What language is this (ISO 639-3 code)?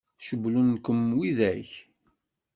kab